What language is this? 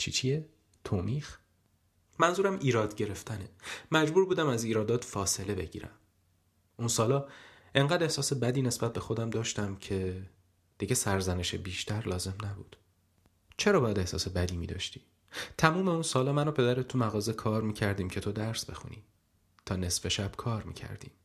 Persian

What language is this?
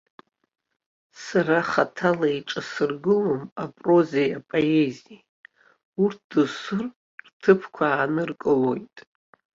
Abkhazian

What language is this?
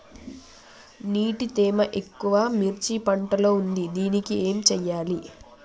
Telugu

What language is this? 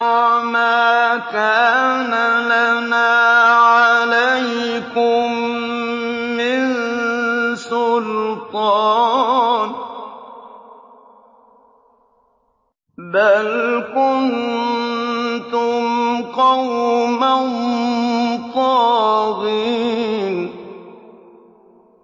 Arabic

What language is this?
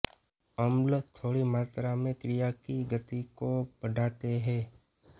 Hindi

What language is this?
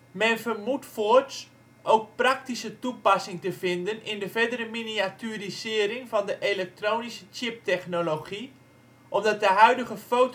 Dutch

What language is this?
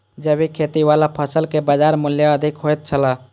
Maithili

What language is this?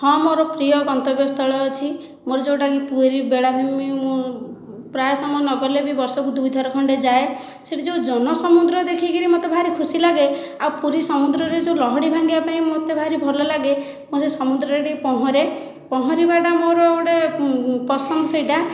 Odia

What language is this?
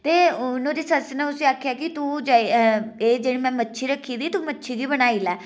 Dogri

